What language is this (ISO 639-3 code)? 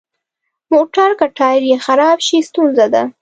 pus